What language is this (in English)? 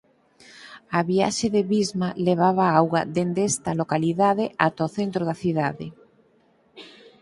Galician